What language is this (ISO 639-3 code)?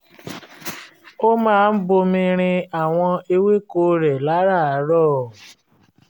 yor